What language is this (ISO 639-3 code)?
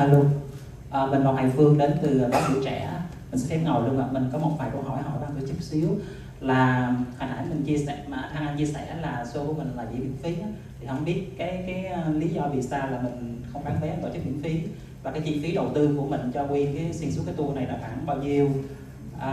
vie